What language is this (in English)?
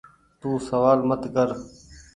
Goaria